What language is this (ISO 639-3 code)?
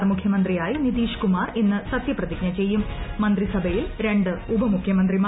mal